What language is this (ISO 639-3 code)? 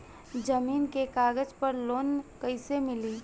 bho